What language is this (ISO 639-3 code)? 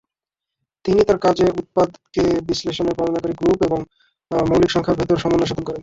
ben